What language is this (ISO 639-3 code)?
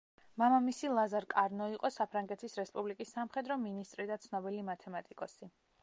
kat